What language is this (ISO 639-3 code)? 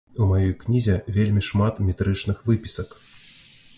bel